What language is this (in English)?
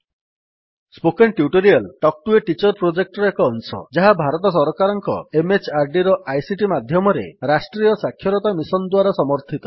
Odia